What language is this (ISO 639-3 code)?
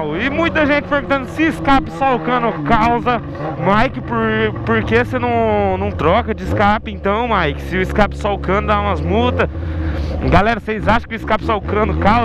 por